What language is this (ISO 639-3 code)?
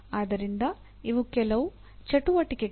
kan